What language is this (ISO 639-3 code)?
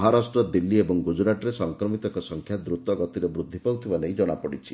ori